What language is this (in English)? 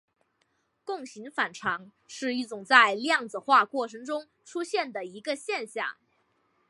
Chinese